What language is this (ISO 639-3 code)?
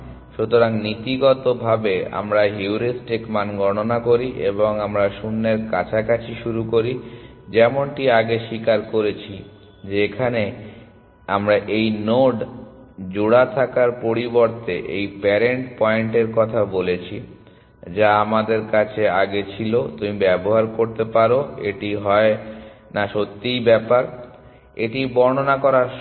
ben